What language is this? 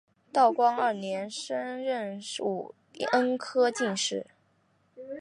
Chinese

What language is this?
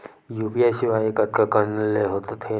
Chhattisgarhi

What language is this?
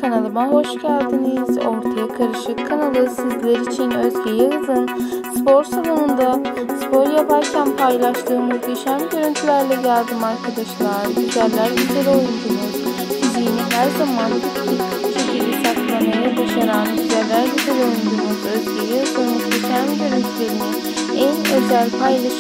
Turkish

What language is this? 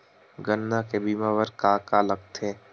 Chhattisgarhi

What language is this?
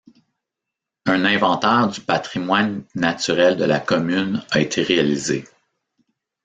French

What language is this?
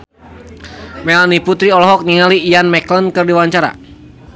Sundanese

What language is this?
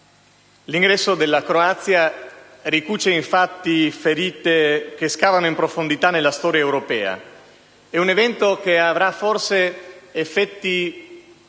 Italian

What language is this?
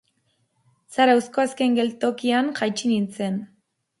Basque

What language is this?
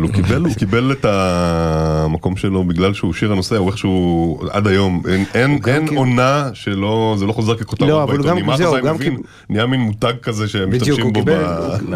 Hebrew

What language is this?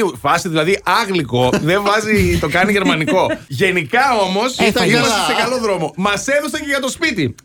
Greek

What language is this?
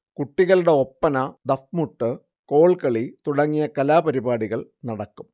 Malayalam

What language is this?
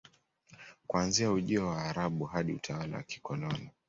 Swahili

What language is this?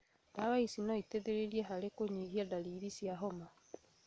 Kikuyu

